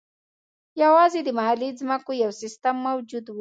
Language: Pashto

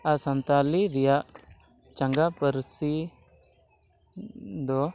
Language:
Santali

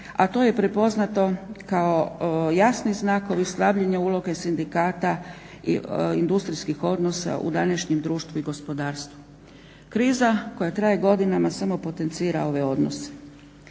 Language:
Croatian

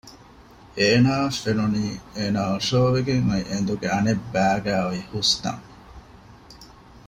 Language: Divehi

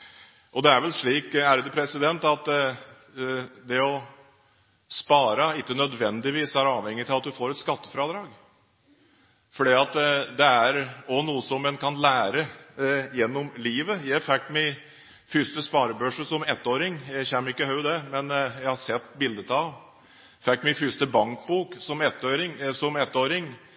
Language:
Norwegian Bokmål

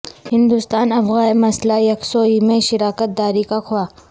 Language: Urdu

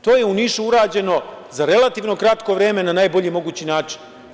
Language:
Serbian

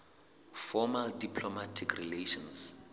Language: Southern Sotho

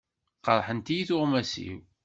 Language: Kabyle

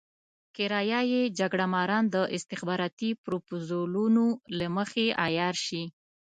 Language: Pashto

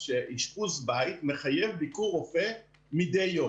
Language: Hebrew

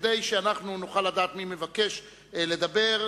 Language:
Hebrew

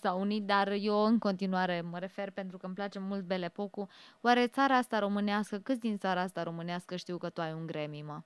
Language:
Romanian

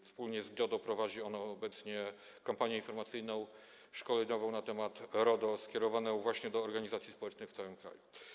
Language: Polish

